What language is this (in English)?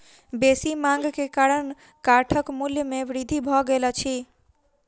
Maithili